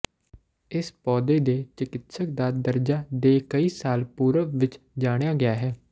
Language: Punjabi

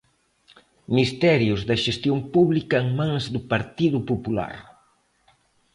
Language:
Galician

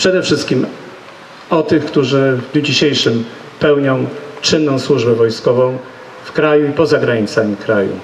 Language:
Polish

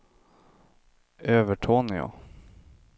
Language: Swedish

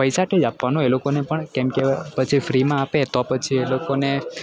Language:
Gujarati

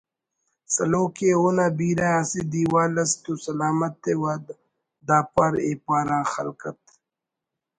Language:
Brahui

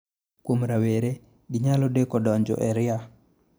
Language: Luo (Kenya and Tanzania)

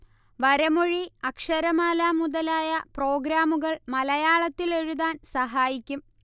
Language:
Malayalam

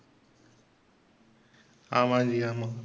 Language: Tamil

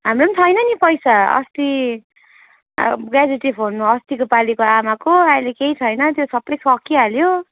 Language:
Nepali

